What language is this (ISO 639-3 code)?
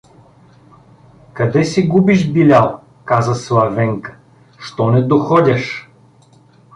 bul